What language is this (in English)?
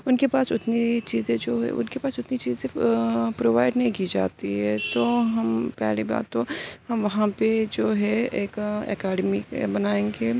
Urdu